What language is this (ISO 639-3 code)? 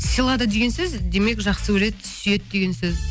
kaz